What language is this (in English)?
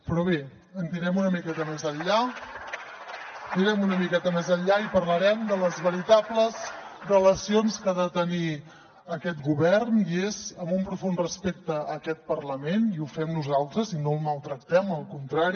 Catalan